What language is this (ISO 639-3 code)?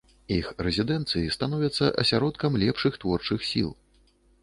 bel